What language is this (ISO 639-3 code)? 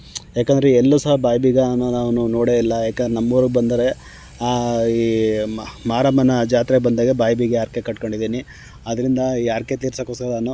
kan